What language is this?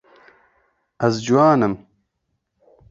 Kurdish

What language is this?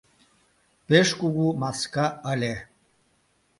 Mari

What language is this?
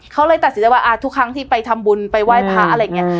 Thai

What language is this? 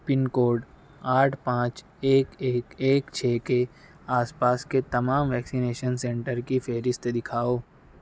Urdu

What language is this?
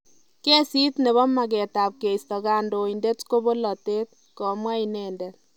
Kalenjin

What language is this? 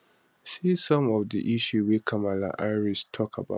Nigerian Pidgin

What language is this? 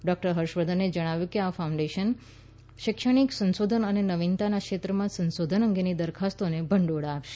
Gujarati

